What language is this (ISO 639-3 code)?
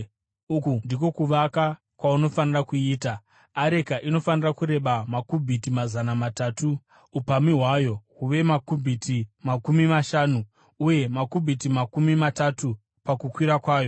sna